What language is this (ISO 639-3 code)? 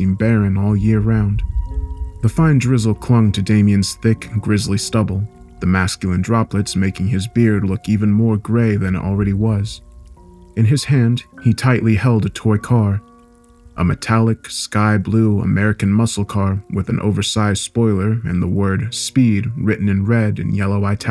eng